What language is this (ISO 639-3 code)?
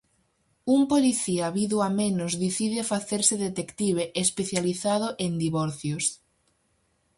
glg